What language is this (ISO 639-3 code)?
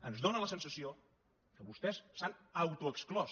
cat